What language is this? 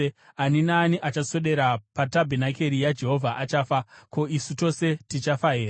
Shona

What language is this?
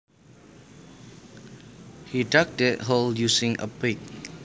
Javanese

